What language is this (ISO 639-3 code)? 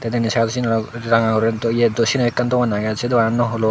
ccp